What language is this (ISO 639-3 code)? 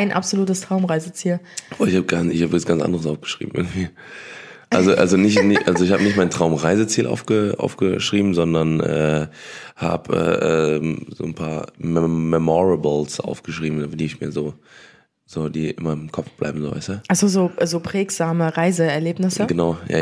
deu